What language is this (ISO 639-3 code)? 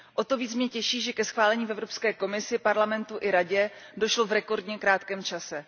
ces